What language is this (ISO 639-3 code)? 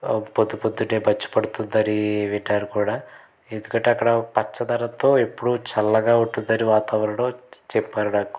tel